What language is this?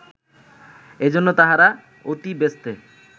Bangla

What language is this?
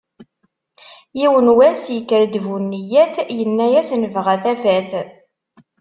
Kabyle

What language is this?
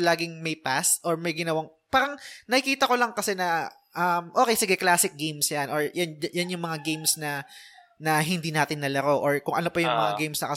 Filipino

